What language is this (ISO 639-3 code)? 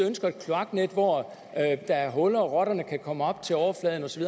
dan